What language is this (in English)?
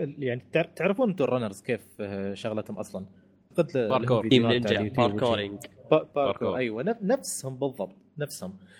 Arabic